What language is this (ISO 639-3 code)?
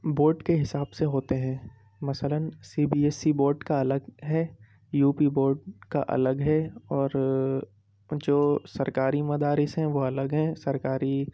urd